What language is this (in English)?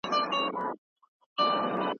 Pashto